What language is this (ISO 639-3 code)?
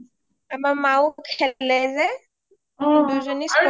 asm